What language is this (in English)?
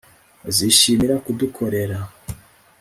Kinyarwanda